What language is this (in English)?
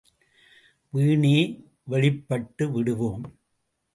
Tamil